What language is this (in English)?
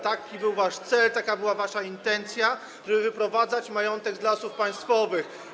Polish